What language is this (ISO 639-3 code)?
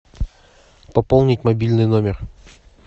rus